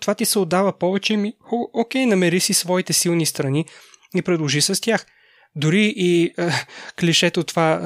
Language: Bulgarian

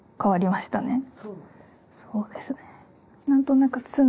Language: Japanese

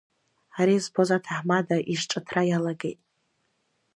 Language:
Abkhazian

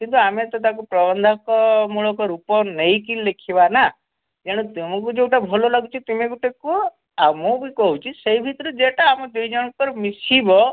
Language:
Odia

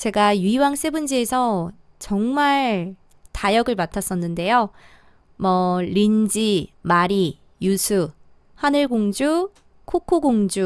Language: Korean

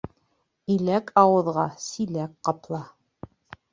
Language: Bashkir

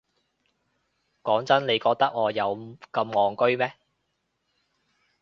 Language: Cantonese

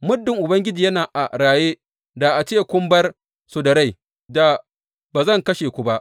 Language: Hausa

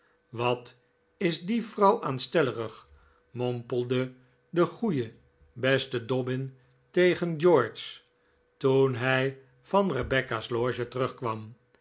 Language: Dutch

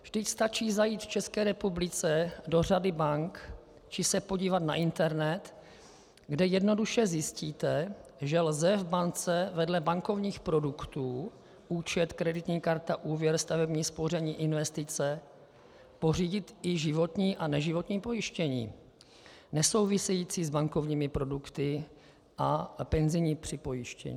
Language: Czech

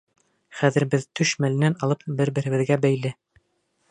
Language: Bashkir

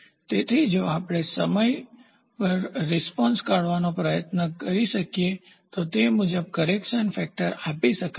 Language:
Gujarati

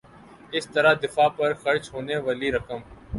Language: Urdu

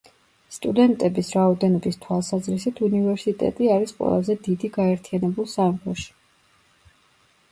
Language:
Georgian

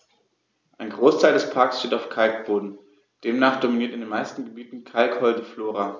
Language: German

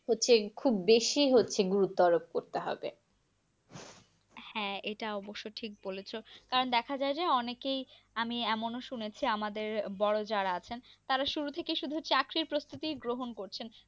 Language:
Bangla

